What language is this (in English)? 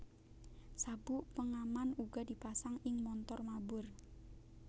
Javanese